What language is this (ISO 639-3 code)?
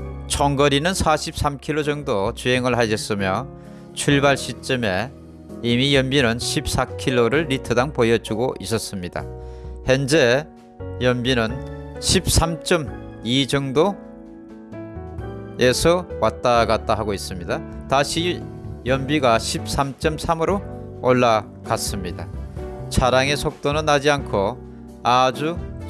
kor